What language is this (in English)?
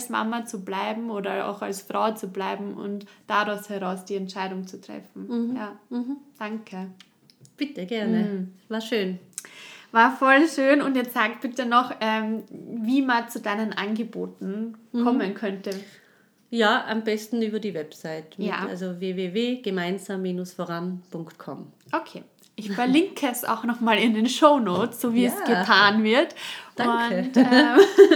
German